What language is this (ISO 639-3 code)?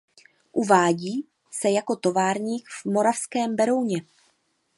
ces